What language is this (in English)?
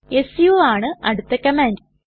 Malayalam